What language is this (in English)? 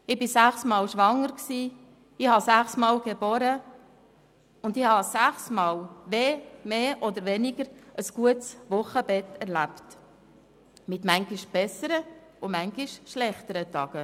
Swiss German